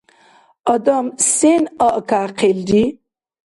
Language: Dargwa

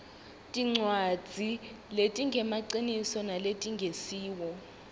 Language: Swati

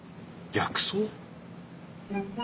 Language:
Japanese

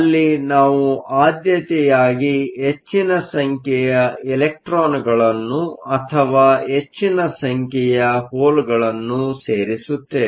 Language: Kannada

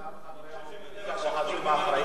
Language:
Hebrew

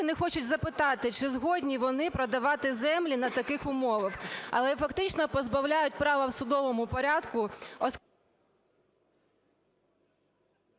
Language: Ukrainian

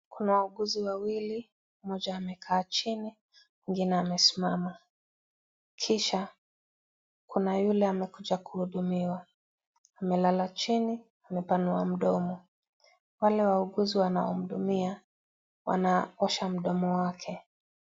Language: Swahili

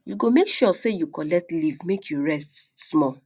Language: Nigerian Pidgin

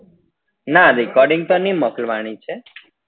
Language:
Gujarati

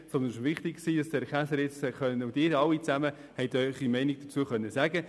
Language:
Swiss German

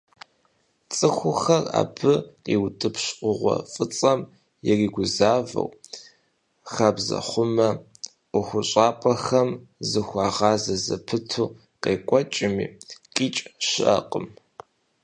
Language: Kabardian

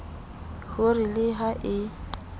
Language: Southern Sotho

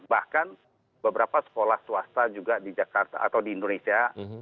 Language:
Indonesian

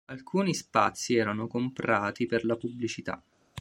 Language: Italian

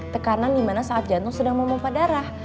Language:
Indonesian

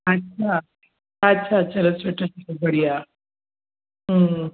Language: Sindhi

